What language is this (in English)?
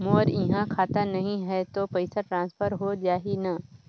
Chhattisgarhi